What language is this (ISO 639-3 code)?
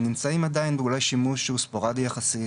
heb